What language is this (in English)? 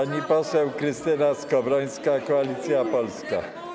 Polish